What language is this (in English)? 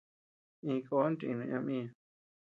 Tepeuxila Cuicatec